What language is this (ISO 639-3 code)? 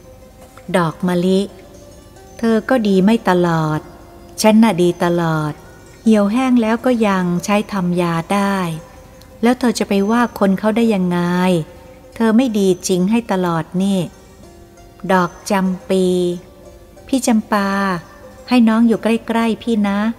tha